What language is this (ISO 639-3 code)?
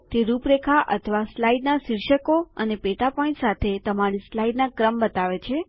guj